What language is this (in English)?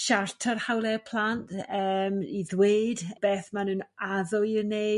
Welsh